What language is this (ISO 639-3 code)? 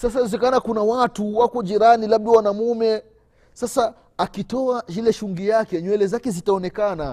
swa